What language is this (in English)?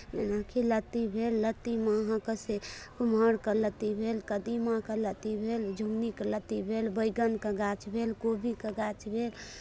Maithili